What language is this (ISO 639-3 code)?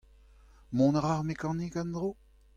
bre